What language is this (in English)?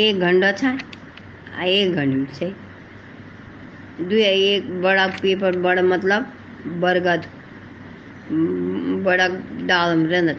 Hindi